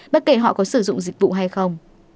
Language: Vietnamese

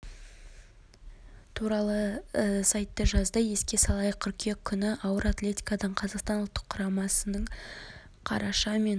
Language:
Kazakh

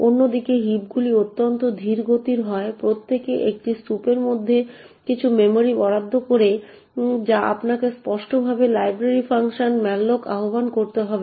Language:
Bangla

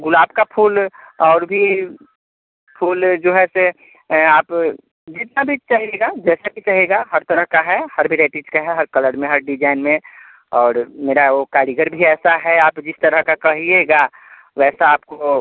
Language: Hindi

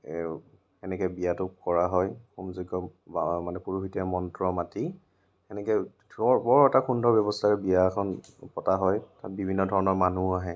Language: Assamese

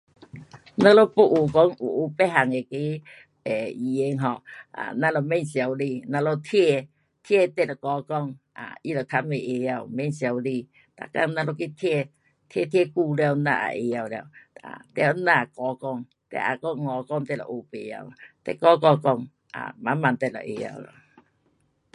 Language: Pu-Xian Chinese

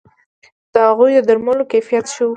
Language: Pashto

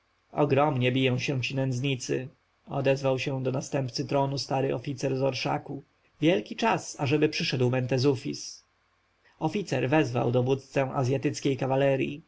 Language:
Polish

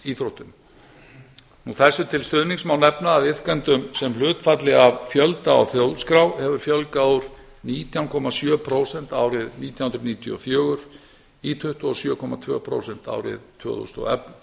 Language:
Icelandic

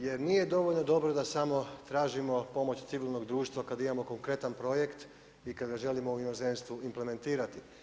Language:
Croatian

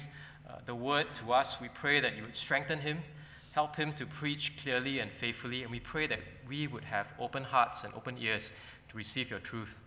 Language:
English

